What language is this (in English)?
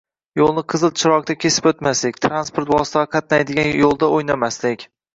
Uzbek